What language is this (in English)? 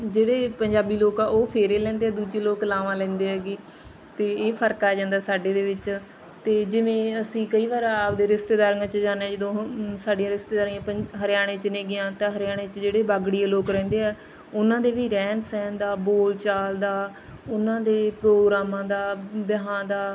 Punjabi